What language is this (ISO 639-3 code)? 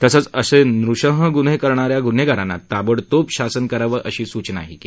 mar